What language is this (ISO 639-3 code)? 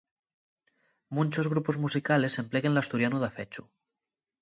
ast